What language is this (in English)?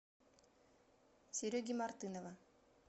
Russian